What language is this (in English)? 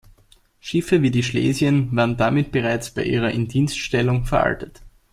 German